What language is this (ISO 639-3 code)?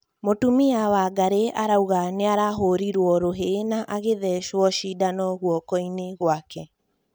kik